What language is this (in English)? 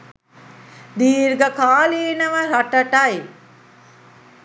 Sinhala